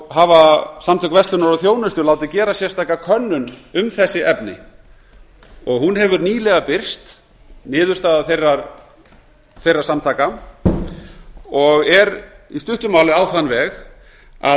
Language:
Icelandic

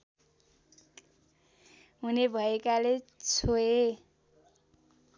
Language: Nepali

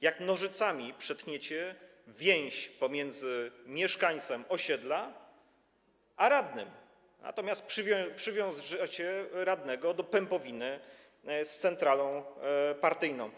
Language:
Polish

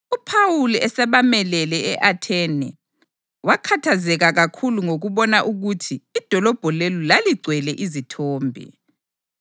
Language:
North Ndebele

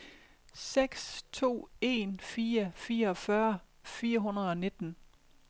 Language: Danish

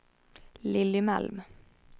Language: Swedish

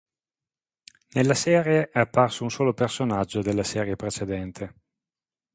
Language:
Italian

